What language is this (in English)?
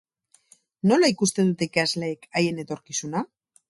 Basque